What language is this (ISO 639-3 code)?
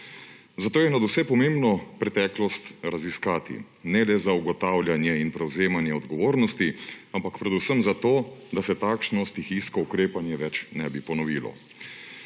slv